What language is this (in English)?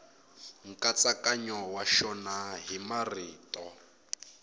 Tsonga